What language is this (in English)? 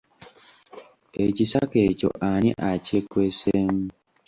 Ganda